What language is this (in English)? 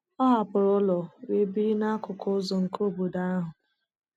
Igbo